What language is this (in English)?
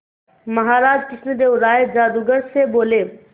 Hindi